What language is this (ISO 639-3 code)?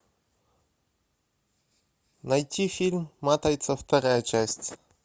rus